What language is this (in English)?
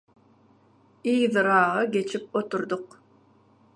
Turkmen